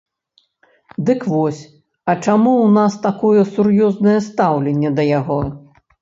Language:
Belarusian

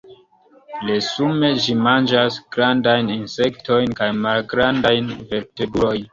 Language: Esperanto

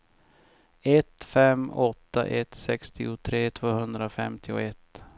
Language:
Swedish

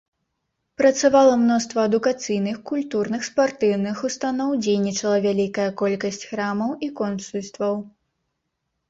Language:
Belarusian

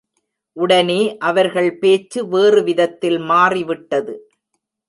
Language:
Tamil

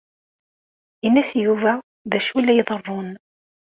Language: Kabyle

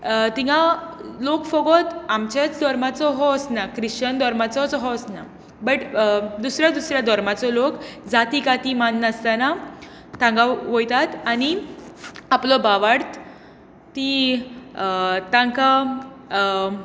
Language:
Konkani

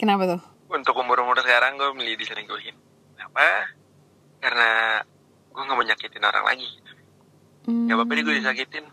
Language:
Indonesian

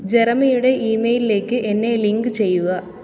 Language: Malayalam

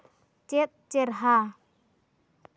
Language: Santali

